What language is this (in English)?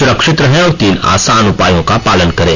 Hindi